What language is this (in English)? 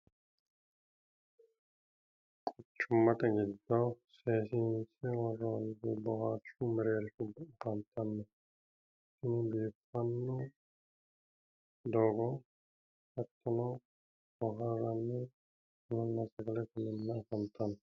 Sidamo